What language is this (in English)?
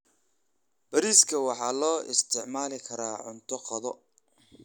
Somali